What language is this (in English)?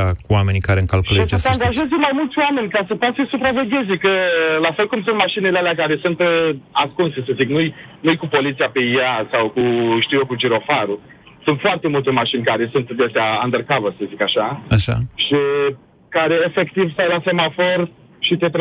Romanian